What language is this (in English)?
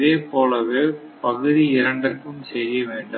Tamil